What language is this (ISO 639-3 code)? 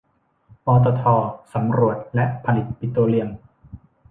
tha